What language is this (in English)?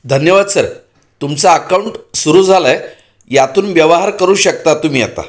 Marathi